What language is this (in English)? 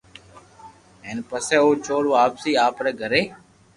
Loarki